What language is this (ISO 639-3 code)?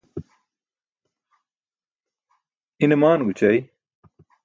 bsk